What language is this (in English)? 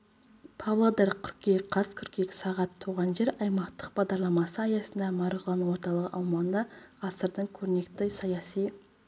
Kazakh